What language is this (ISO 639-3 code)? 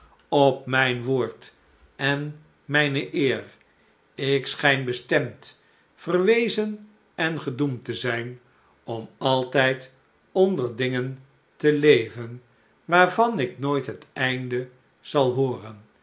nld